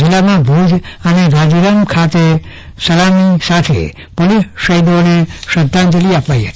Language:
Gujarati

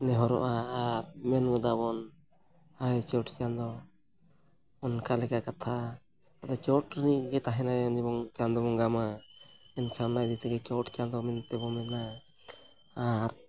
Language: Santali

